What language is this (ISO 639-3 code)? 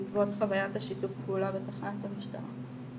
heb